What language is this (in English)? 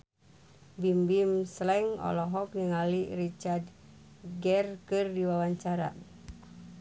Sundanese